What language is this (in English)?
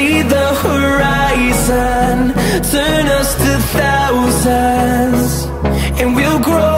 English